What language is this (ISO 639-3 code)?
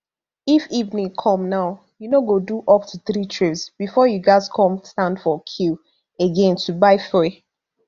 pcm